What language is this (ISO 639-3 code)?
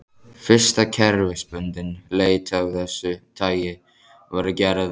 isl